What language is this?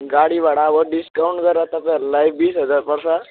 Nepali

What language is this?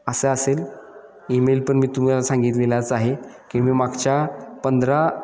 Marathi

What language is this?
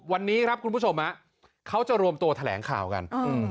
Thai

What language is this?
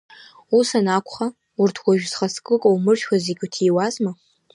Abkhazian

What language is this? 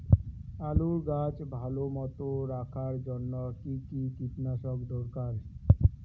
Bangla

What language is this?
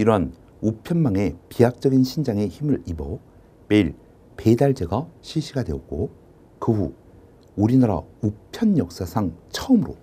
Korean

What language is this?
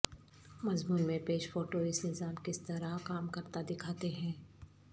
Urdu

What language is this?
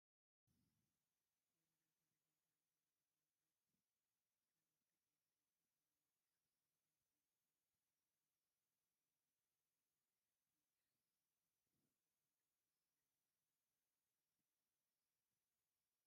Tigrinya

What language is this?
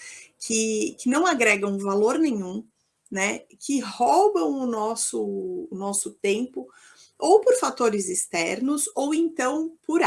Portuguese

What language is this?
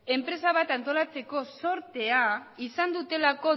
Basque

